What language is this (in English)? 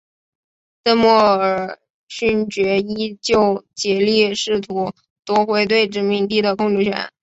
Chinese